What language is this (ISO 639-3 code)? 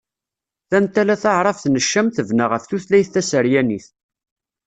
kab